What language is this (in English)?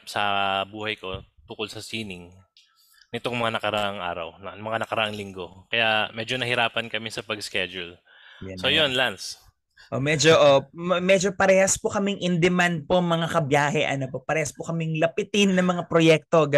Filipino